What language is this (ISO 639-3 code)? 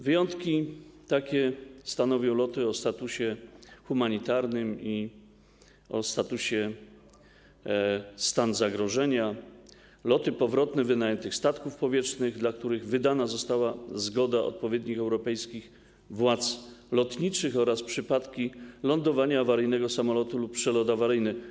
pol